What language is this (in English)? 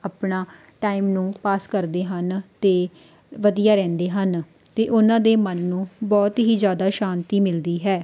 Punjabi